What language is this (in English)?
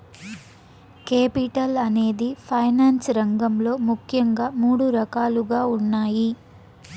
Telugu